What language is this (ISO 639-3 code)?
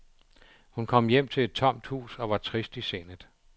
dan